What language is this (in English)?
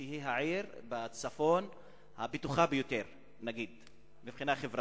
Hebrew